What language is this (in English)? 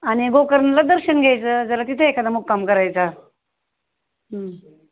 Marathi